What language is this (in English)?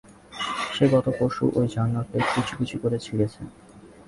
Bangla